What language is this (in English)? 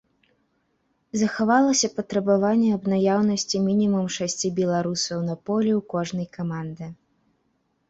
Belarusian